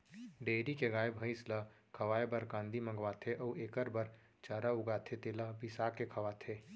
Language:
Chhattisgarhi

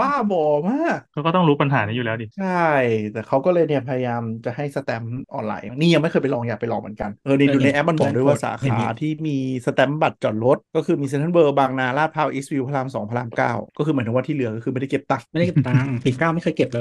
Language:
Thai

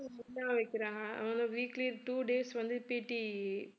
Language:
Tamil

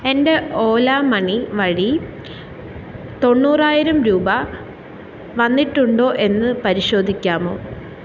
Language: Malayalam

